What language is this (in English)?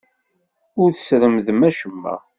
Kabyle